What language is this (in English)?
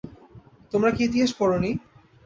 Bangla